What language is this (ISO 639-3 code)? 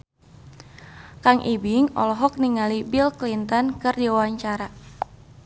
sun